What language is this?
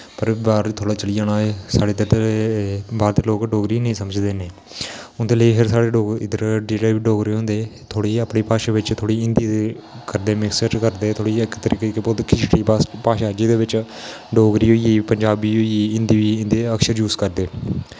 Dogri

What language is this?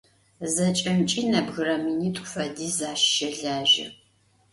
Adyghe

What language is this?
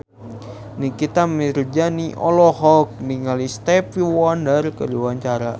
Sundanese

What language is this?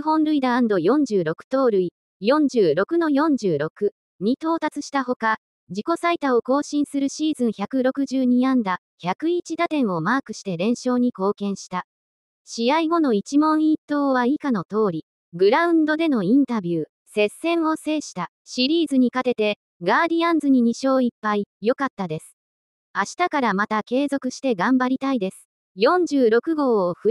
Japanese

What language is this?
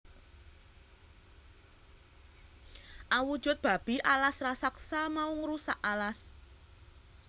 Javanese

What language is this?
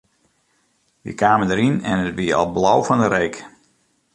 Western Frisian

